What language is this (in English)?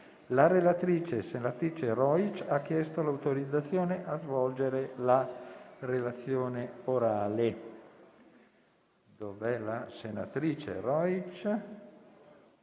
Italian